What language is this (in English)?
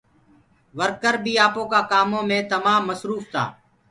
Gurgula